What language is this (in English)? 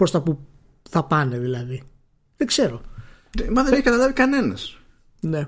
Greek